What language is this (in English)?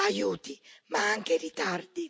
Italian